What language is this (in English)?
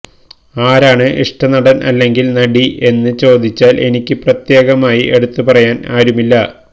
Malayalam